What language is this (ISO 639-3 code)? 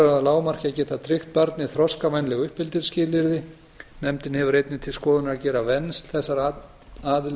isl